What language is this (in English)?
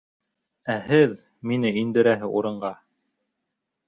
Bashkir